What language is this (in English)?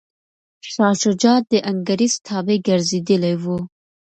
Pashto